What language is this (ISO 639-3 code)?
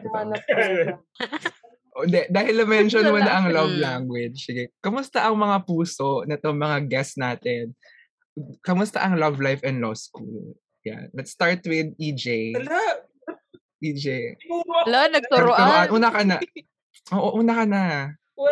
fil